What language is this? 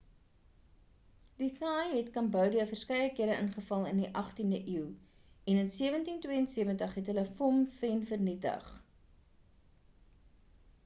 Afrikaans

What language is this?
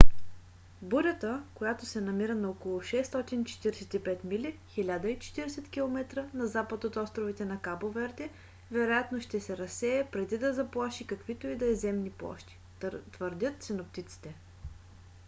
Bulgarian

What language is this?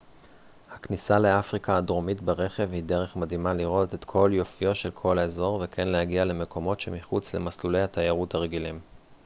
Hebrew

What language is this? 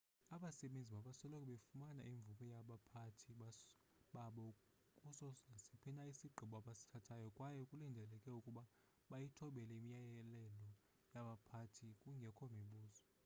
Xhosa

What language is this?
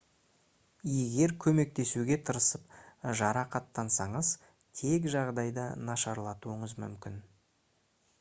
Kazakh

